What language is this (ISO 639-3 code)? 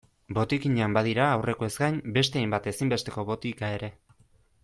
eus